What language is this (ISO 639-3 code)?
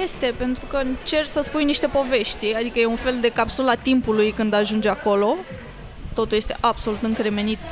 ron